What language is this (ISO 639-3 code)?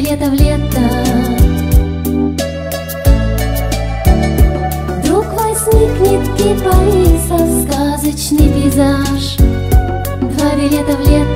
rus